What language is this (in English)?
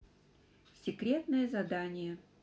Russian